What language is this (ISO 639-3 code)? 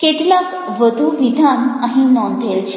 guj